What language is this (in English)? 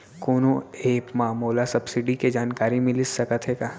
Chhattisgarhi